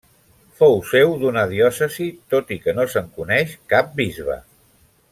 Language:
Catalan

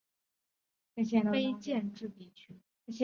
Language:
Chinese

